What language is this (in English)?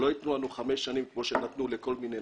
Hebrew